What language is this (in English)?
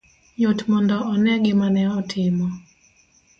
Luo (Kenya and Tanzania)